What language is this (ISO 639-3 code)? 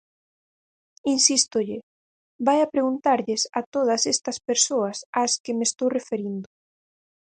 glg